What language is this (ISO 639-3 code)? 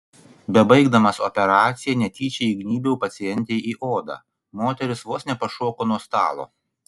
lit